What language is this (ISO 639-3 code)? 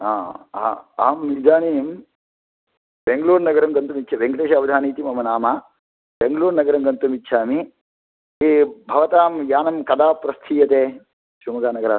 san